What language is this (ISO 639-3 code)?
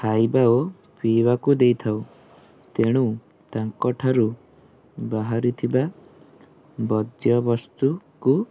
ori